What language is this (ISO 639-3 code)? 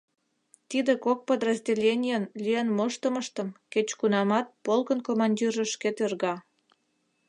chm